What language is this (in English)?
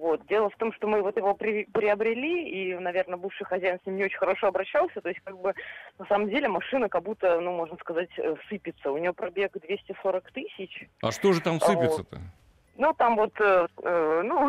Russian